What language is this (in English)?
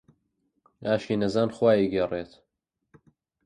Central Kurdish